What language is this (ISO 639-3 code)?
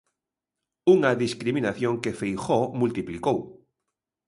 glg